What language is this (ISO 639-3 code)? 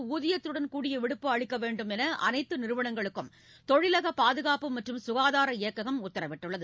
tam